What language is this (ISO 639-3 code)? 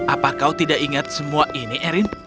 ind